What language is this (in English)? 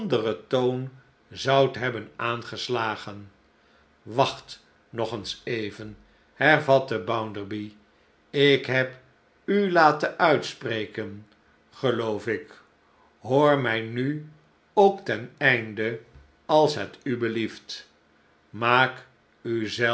Dutch